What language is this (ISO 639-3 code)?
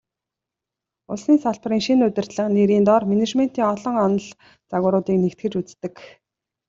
mon